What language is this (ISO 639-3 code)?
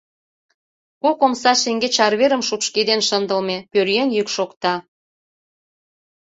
chm